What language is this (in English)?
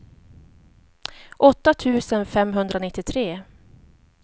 Swedish